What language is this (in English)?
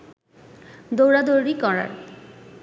Bangla